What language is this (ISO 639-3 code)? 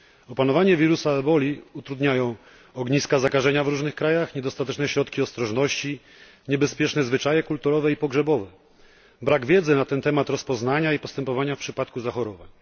pol